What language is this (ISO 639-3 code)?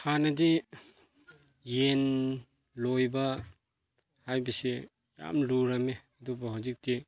mni